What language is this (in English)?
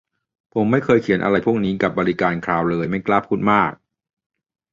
Thai